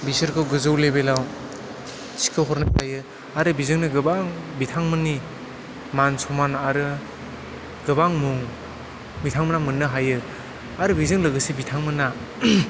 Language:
Bodo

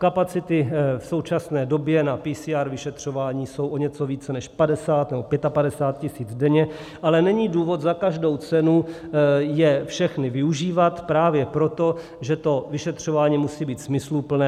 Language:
Czech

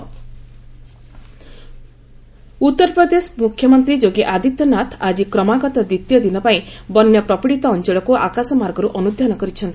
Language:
Odia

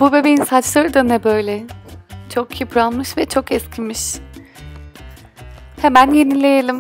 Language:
Turkish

